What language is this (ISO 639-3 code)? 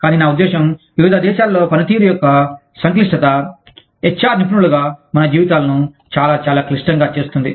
tel